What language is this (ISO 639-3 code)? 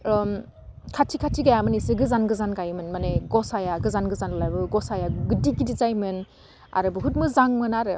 brx